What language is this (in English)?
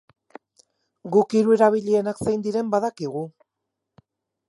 Basque